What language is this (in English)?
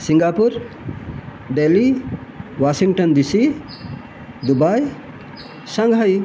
Sanskrit